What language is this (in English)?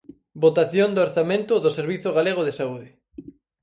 Galician